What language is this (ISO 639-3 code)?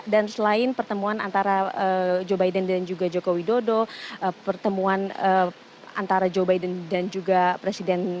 ind